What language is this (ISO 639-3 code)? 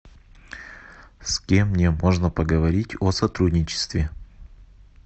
rus